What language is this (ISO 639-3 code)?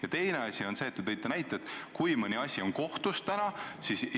est